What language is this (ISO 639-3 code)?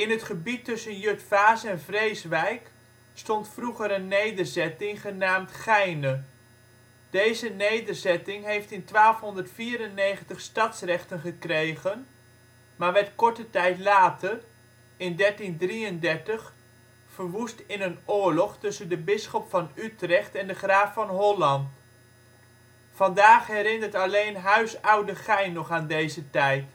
nld